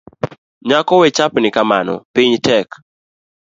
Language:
Luo (Kenya and Tanzania)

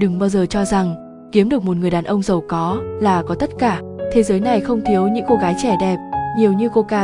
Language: Vietnamese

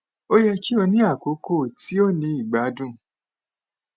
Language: Yoruba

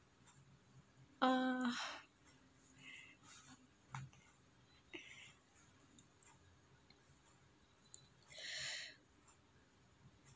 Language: English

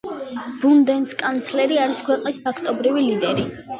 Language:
Georgian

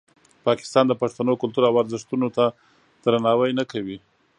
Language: Pashto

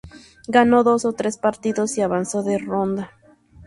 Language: Spanish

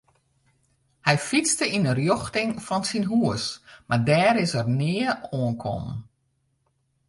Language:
Western Frisian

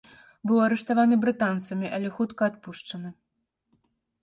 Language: Belarusian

